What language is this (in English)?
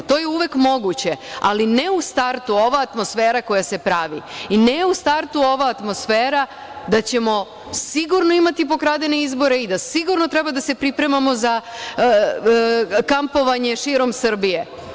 Serbian